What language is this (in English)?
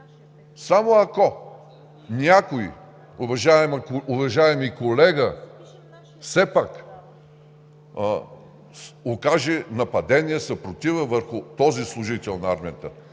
Bulgarian